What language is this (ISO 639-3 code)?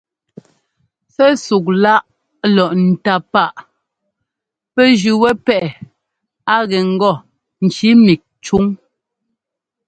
jgo